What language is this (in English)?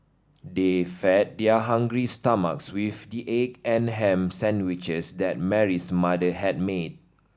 English